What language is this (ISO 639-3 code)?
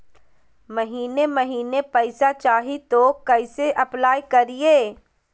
mag